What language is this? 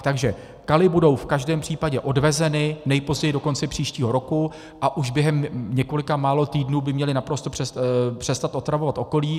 Czech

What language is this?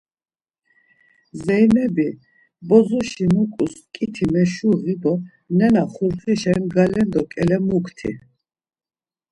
Laz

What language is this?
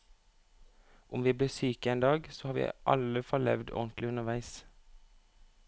Norwegian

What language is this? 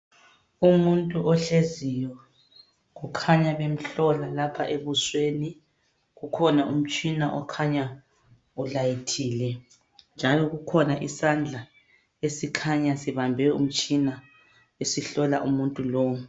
North Ndebele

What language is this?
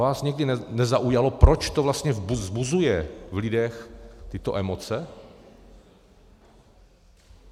Czech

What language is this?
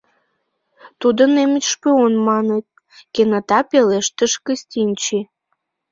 Mari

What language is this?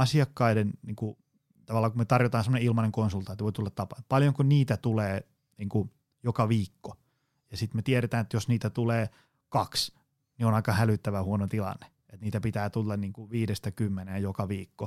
Finnish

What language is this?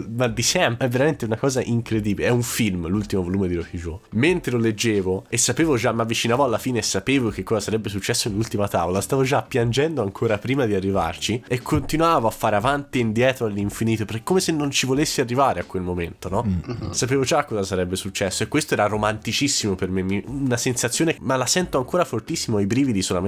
Italian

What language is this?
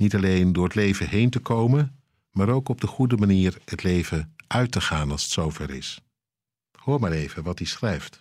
Dutch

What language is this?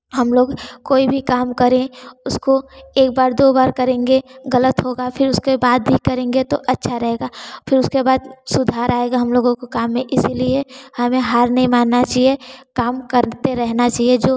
Hindi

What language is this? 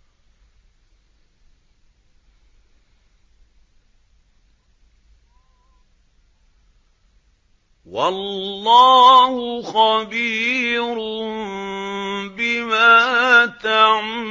Arabic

